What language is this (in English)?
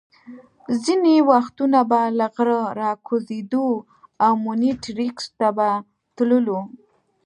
Pashto